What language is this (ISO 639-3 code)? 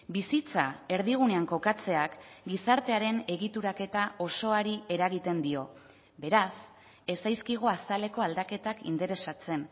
eus